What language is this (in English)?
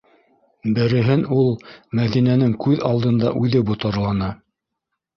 Bashkir